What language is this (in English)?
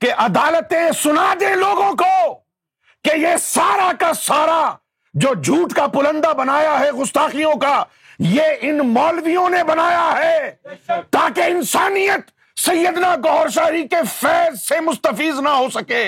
Urdu